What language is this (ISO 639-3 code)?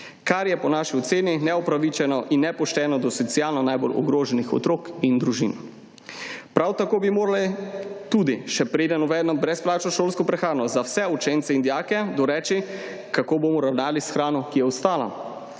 slv